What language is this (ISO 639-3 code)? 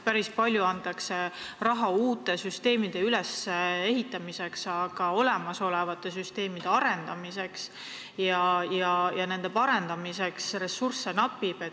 est